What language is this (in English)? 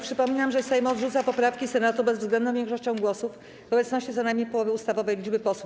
Polish